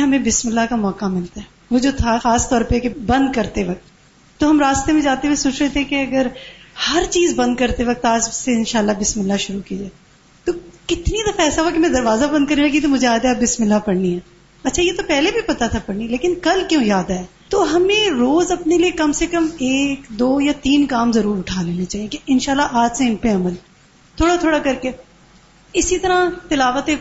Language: Urdu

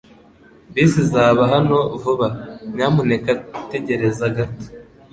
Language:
Kinyarwanda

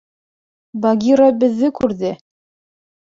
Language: Bashkir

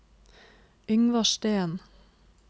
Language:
Norwegian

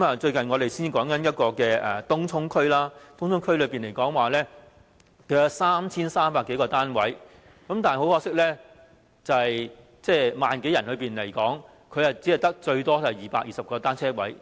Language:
Cantonese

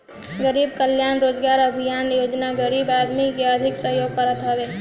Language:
Bhojpuri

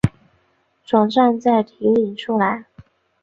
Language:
Chinese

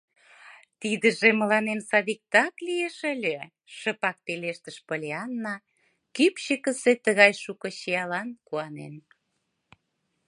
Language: Mari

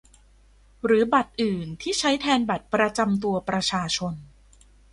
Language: Thai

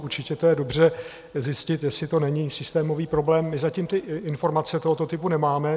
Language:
Czech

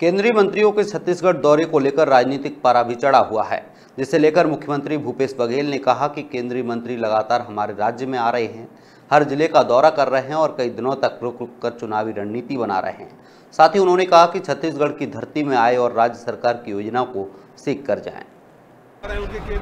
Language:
Hindi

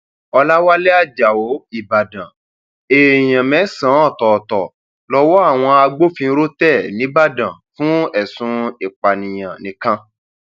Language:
Yoruba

